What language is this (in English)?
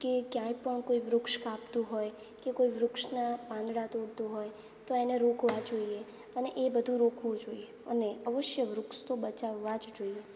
Gujarati